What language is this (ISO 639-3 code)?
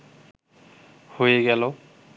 ben